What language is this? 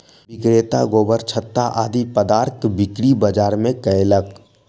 Maithili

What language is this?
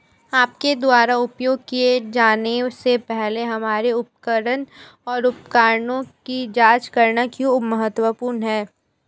Hindi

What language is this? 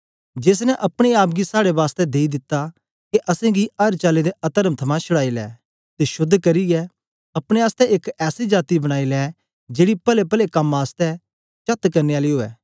Dogri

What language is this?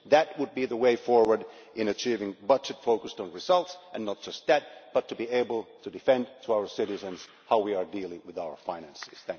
English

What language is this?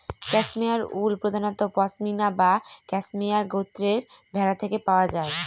Bangla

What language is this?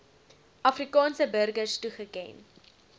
Afrikaans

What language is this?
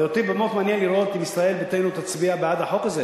Hebrew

